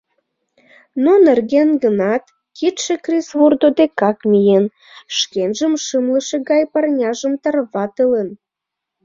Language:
Mari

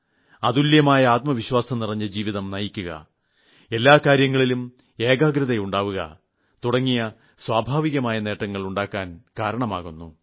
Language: Malayalam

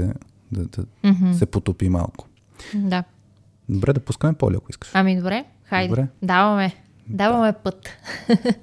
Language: Bulgarian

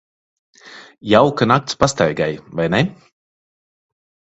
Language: Latvian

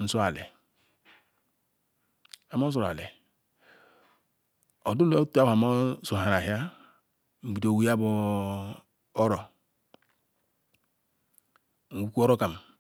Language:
Ikwere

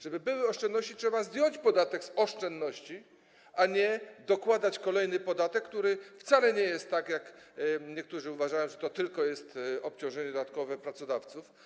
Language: Polish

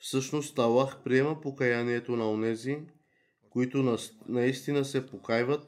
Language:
Bulgarian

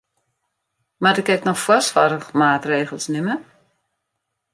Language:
Western Frisian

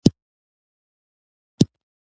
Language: Pashto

